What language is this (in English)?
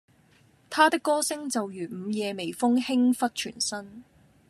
Cantonese